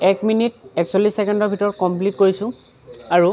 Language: Assamese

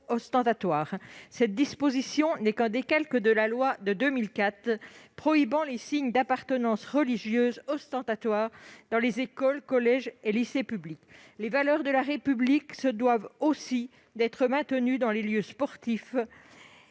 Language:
French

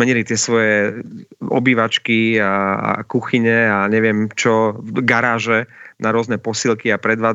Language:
Slovak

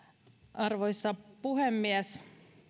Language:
Finnish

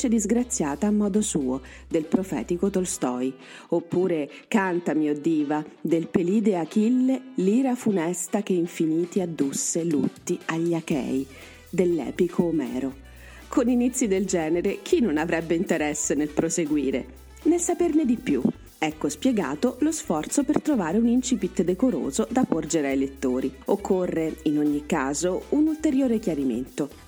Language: Italian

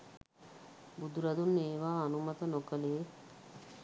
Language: Sinhala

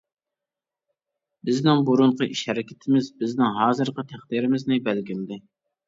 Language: Uyghur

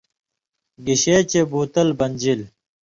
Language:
Indus Kohistani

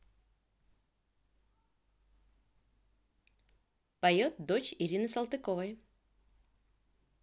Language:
Russian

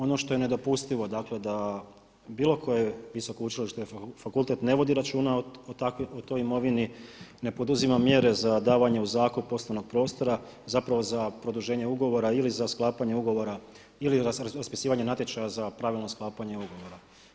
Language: Croatian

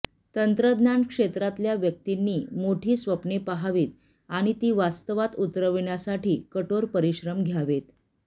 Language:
Marathi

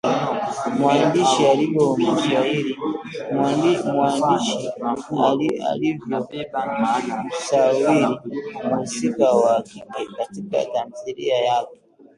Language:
Swahili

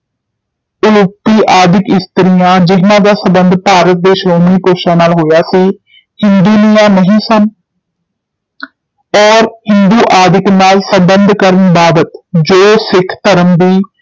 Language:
Punjabi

